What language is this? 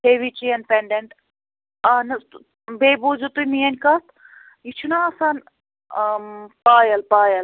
Kashmiri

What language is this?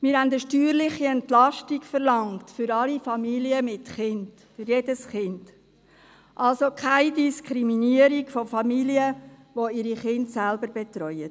Swiss German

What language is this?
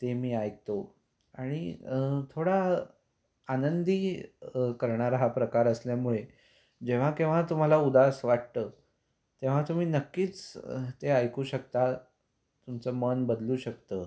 Marathi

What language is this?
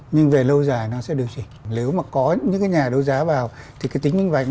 Vietnamese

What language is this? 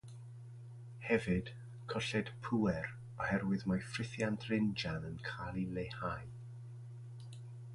Welsh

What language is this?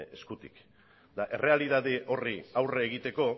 Basque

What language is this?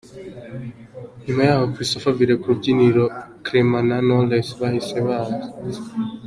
Kinyarwanda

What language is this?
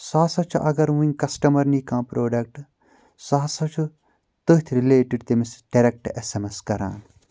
Kashmiri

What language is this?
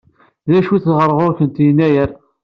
Kabyle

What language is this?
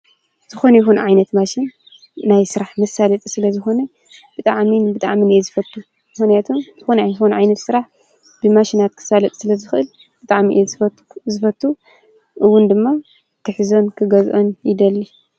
Tigrinya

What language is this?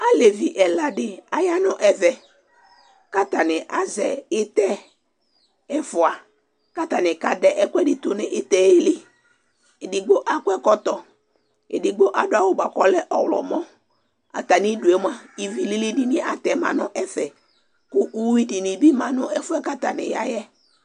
Ikposo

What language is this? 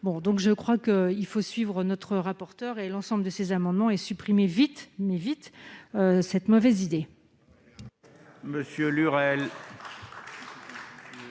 French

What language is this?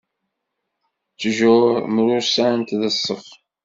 Kabyle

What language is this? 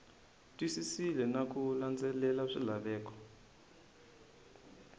Tsonga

